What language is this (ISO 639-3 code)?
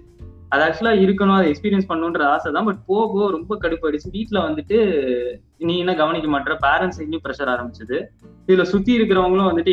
tam